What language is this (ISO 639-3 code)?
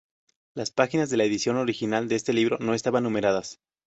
spa